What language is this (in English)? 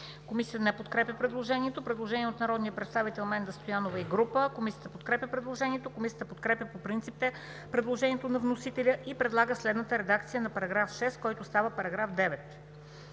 Bulgarian